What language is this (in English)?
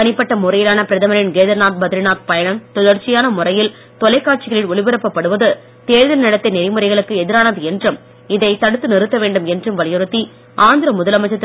Tamil